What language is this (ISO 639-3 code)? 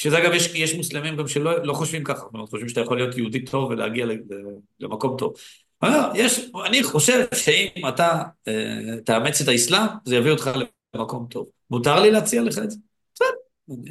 heb